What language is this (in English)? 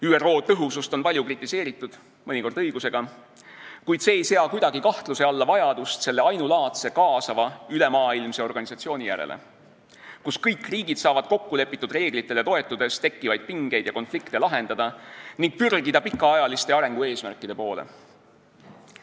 Estonian